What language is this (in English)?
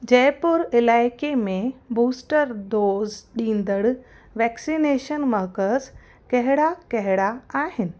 Sindhi